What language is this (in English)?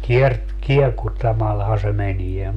Finnish